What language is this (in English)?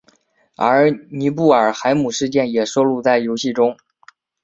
Chinese